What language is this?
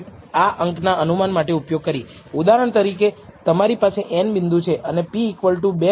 Gujarati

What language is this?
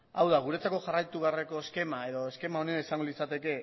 Basque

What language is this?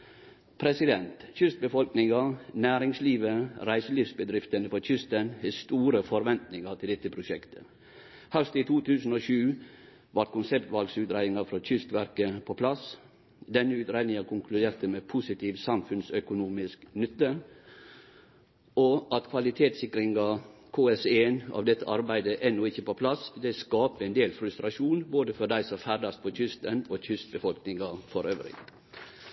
Norwegian Nynorsk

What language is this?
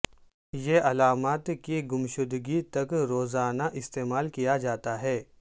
Urdu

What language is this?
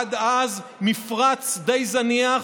Hebrew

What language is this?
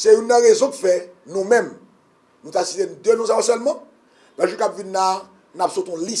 French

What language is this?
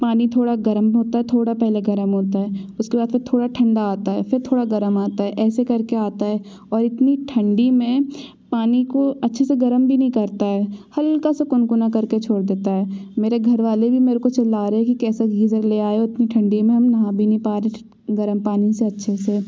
Hindi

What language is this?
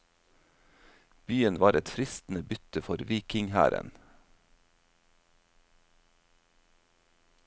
Norwegian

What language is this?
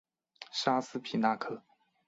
Chinese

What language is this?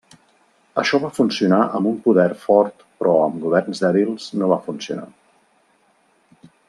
Catalan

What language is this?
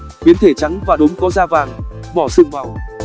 Vietnamese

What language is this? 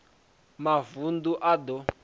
Venda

